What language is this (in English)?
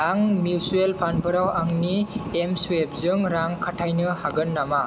Bodo